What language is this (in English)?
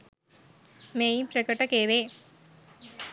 Sinhala